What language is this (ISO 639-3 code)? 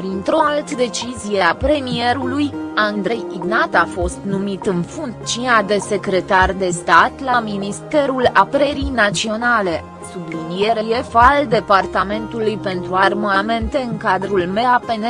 ron